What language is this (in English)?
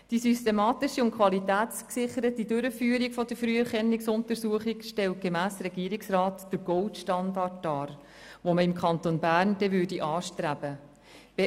Swiss German